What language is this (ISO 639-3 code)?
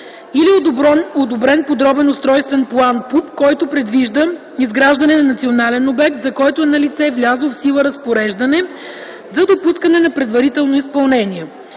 bul